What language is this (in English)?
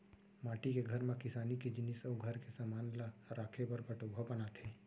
Chhattisgarhi